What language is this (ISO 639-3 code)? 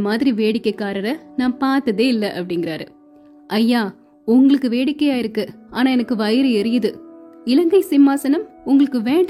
tam